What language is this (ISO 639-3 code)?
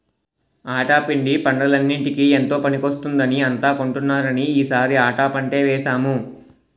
tel